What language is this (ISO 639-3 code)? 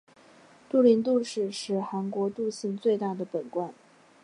zho